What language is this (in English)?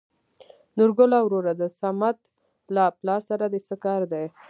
Pashto